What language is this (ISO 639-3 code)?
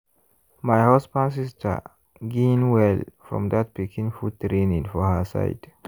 pcm